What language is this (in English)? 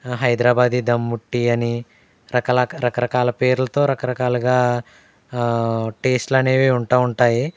Telugu